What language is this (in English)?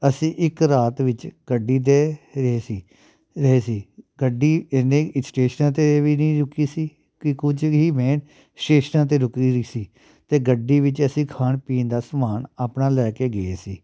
Punjabi